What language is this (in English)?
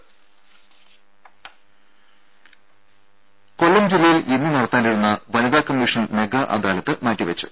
Malayalam